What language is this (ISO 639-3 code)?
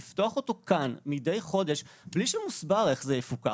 heb